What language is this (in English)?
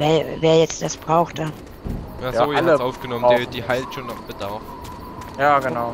German